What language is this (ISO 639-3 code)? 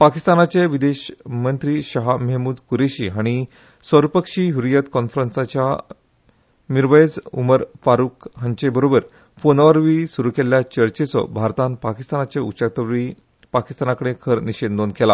kok